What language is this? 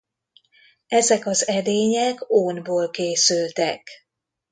Hungarian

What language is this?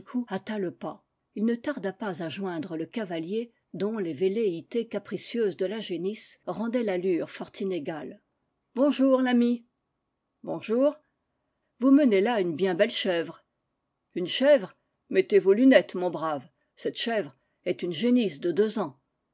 French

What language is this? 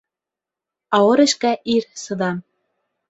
Bashkir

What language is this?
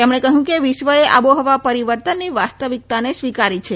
Gujarati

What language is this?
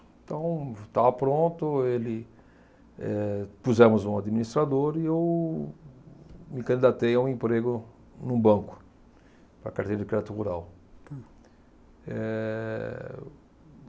Portuguese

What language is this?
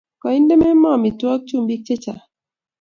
Kalenjin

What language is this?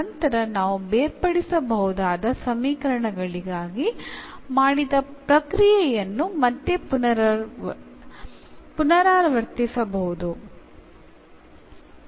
Malayalam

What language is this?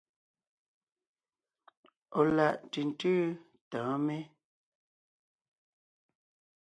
Ngiemboon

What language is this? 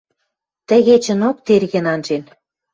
Western Mari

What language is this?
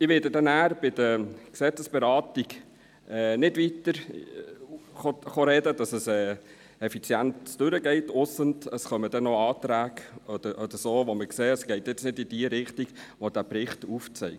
Swiss German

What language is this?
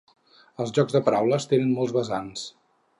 Catalan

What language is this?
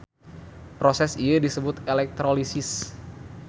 Sundanese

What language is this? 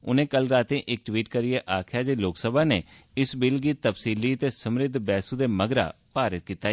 Dogri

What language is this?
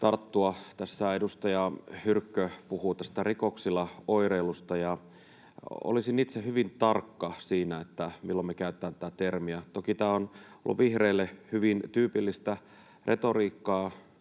Finnish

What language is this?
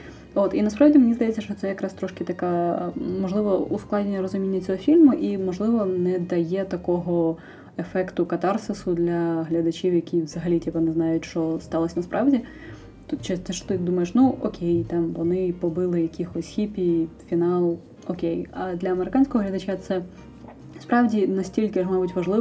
Ukrainian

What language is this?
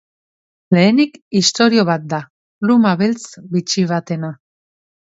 Basque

